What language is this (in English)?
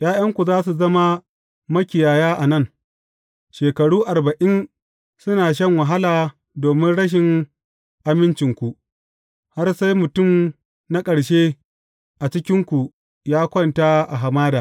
Hausa